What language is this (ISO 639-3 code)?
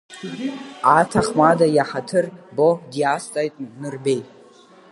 abk